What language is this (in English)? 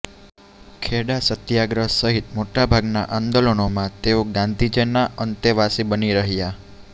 Gujarati